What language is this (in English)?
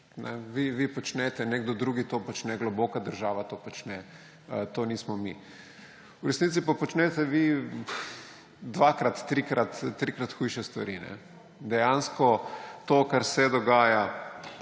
Slovenian